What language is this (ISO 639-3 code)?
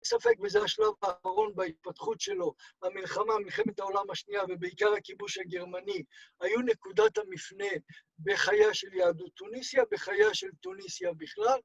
heb